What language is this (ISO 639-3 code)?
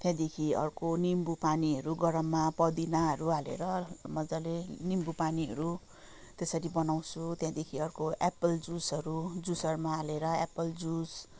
nep